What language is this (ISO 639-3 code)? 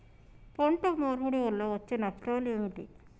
tel